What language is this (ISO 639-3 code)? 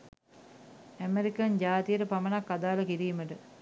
sin